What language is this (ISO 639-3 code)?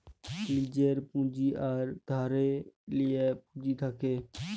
ben